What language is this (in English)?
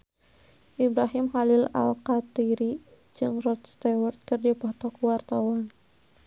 Sundanese